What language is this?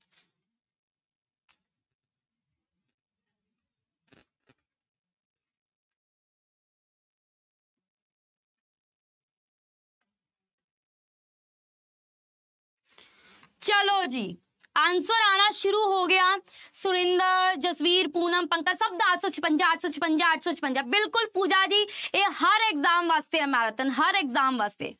Punjabi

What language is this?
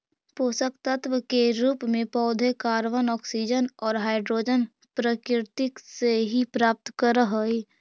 Magahi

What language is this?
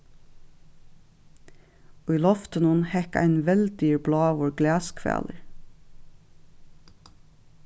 Faroese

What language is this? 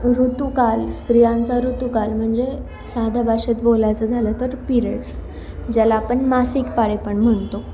Marathi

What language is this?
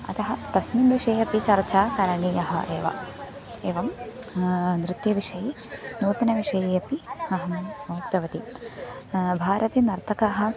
Sanskrit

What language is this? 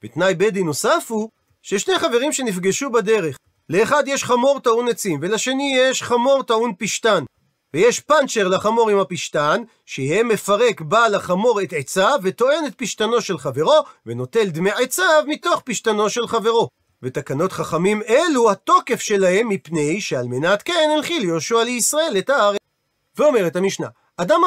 Hebrew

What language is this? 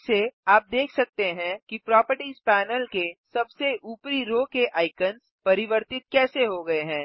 Hindi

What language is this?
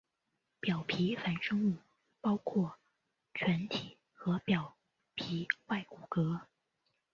Chinese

